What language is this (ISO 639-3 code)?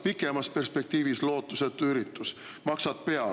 est